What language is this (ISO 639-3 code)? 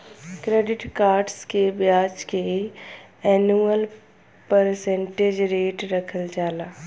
bho